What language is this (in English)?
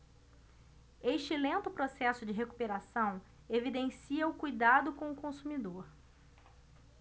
Portuguese